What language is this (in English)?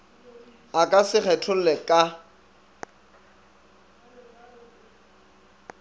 Northern Sotho